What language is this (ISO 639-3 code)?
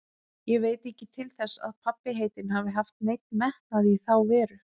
isl